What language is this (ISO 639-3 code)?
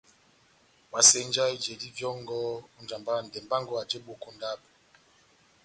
bnm